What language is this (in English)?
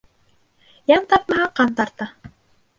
Bashkir